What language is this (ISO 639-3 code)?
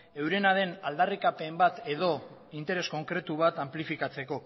eus